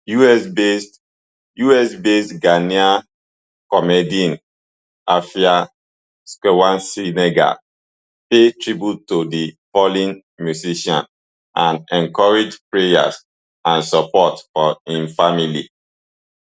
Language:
Nigerian Pidgin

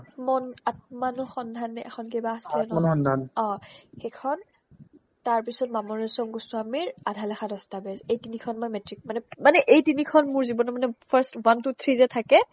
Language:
Assamese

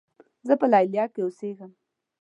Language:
Pashto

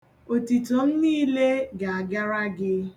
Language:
Igbo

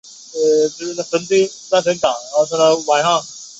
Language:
Chinese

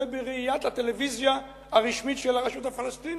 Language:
Hebrew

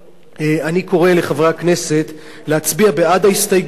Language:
Hebrew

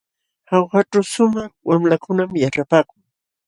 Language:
Jauja Wanca Quechua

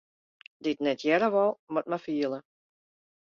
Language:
Western Frisian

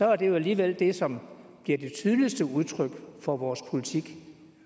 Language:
Danish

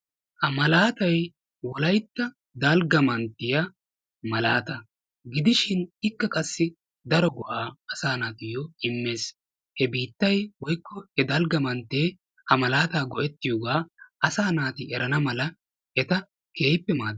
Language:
Wolaytta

